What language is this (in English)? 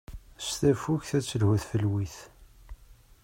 Kabyle